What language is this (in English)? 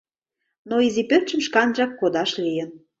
Mari